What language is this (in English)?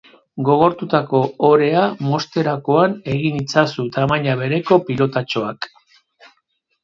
Basque